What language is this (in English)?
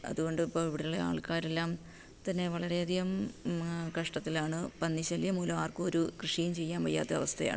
Malayalam